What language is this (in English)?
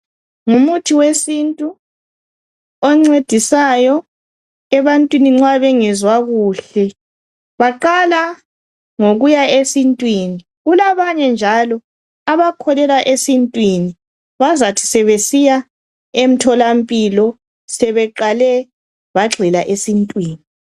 North Ndebele